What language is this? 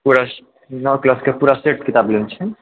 Maithili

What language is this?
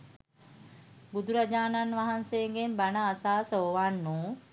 Sinhala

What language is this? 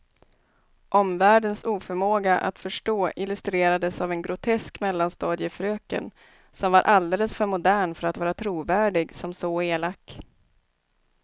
Swedish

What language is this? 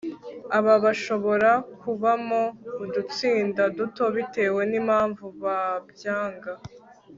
Kinyarwanda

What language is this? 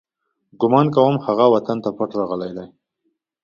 Pashto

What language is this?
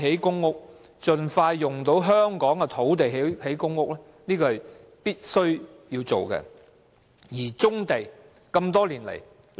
Cantonese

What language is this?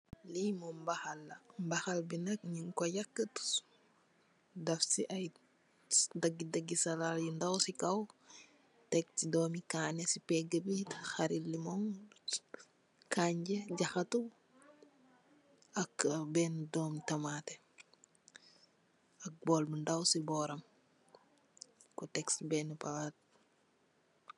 Wolof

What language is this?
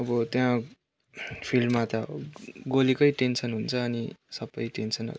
Nepali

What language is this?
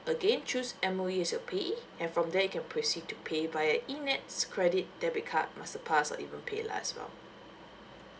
English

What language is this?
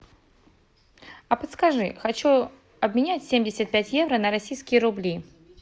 Russian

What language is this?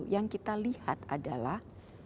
Indonesian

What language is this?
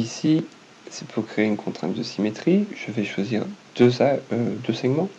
French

